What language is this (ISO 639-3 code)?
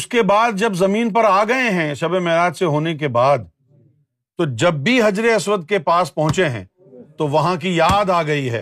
urd